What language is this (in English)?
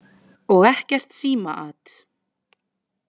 Icelandic